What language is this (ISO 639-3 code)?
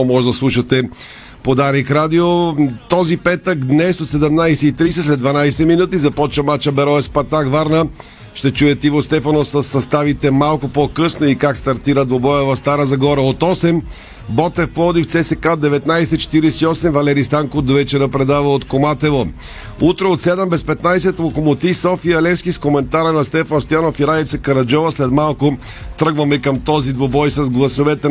bul